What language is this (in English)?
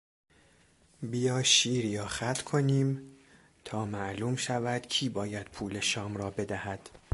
Persian